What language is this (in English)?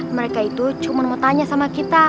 Indonesian